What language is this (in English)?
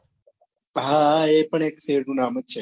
Gujarati